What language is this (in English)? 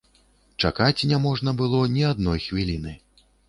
Belarusian